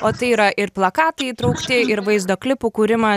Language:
Lithuanian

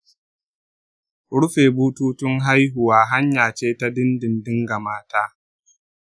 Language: Hausa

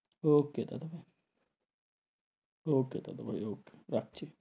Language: Bangla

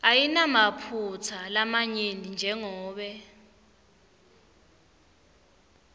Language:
Swati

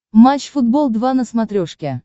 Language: Russian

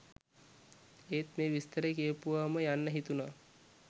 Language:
Sinhala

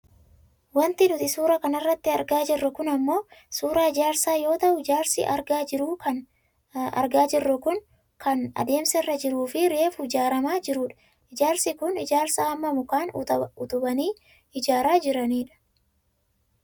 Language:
Oromo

